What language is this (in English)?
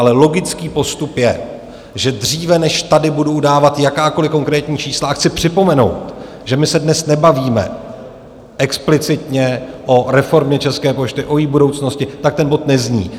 Czech